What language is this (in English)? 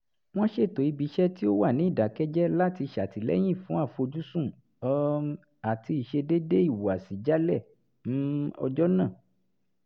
Yoruba